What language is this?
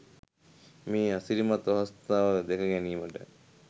Sinhala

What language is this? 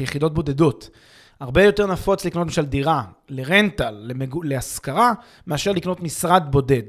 Hebrew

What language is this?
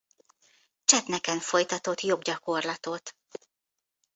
Hungarian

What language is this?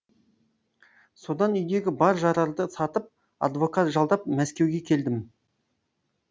Kazakh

